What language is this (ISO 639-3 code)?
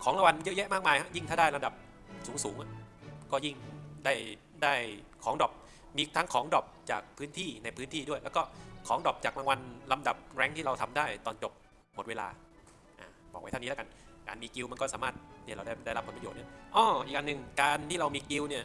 tha